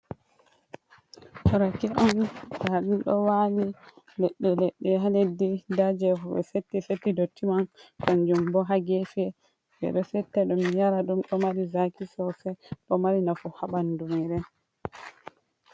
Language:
Fula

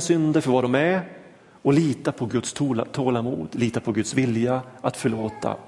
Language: Swedish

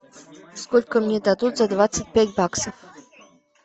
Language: Russian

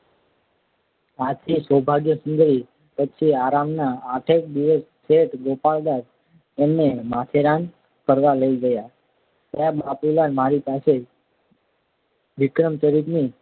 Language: Gujarati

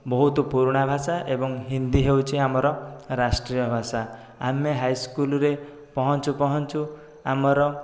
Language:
Odia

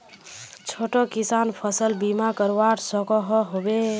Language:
Magahi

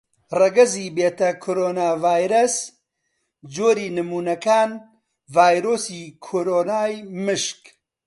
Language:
Central Kurdish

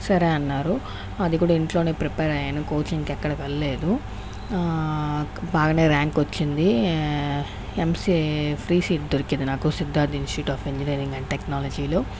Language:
Telugu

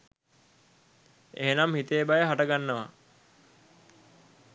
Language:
Sinhala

